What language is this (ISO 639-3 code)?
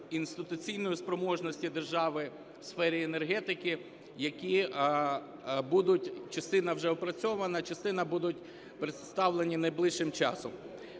ukr